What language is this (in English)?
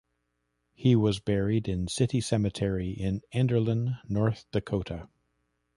English